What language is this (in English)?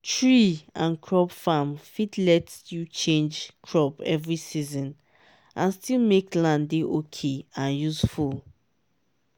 Nigerian Pidgin